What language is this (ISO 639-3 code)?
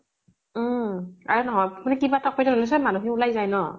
asm